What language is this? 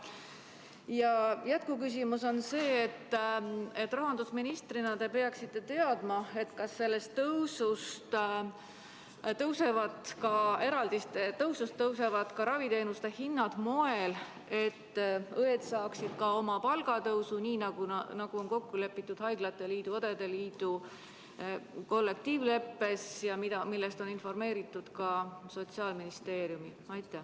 Estonian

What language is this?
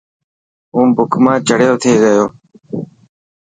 Dhatki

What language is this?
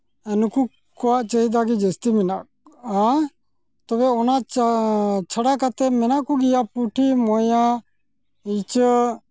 Santali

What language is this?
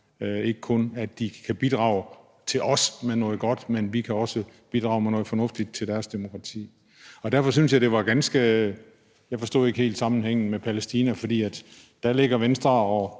Danish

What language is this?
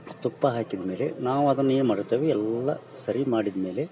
Kannada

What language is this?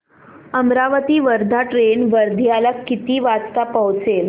Marathi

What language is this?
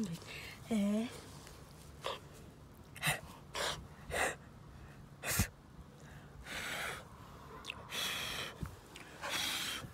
Dutch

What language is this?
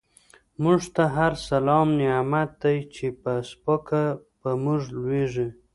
Pashto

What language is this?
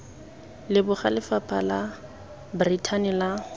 Tswana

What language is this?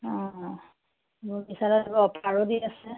Assamese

